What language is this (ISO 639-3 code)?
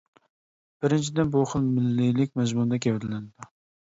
uig